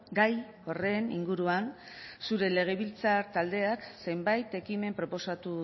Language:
Basque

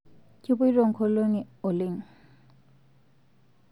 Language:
Masai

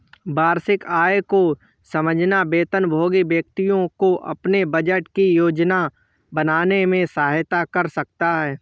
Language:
Hindi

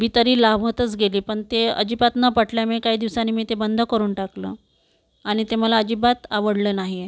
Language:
Marathi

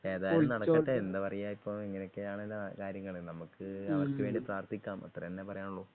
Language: Malayalam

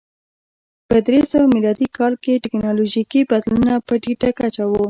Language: Pashto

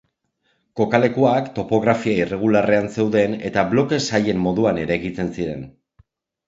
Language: Basque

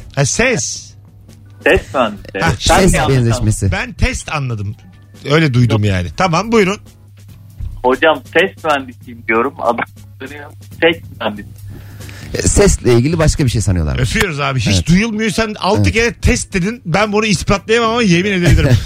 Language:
Turkish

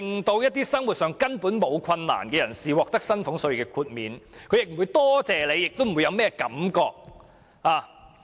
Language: Cantonese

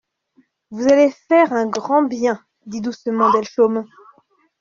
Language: French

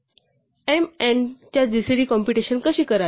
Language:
Marathi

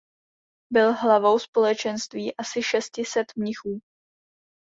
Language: Czech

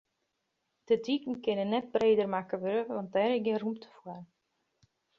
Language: Western Frisian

